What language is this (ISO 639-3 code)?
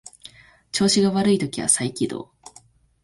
jpn